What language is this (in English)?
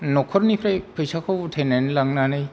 Bodo